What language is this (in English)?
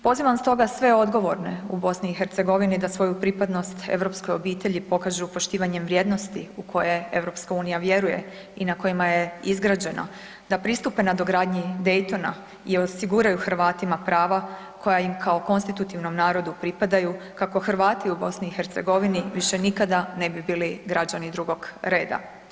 Croatian